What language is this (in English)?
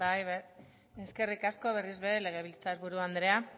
Basque